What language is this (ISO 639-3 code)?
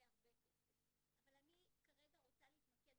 heb